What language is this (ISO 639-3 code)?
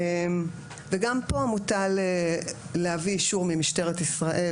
heb